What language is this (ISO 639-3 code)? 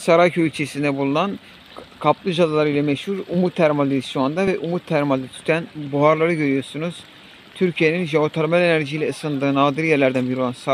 tur